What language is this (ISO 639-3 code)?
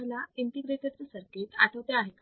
mar